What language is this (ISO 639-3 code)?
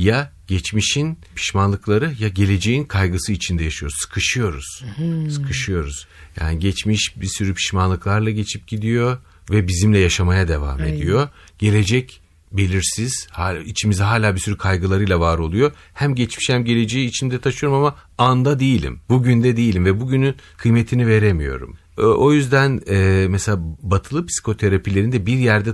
tur